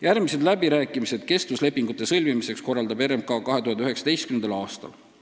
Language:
Estonian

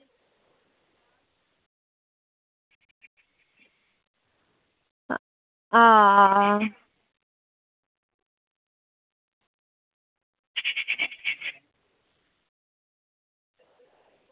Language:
Dogri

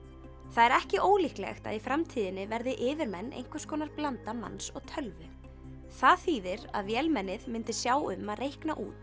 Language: Icelandic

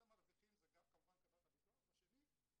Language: Hebrew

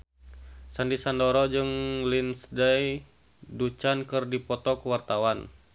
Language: Sundanese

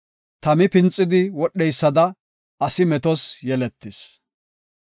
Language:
Gofa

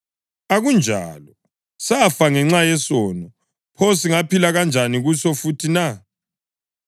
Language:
North Ndebele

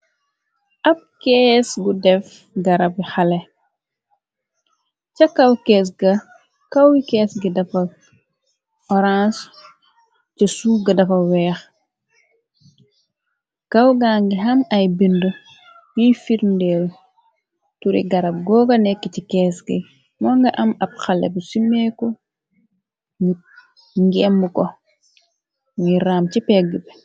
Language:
Wolof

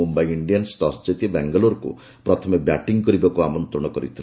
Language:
Odia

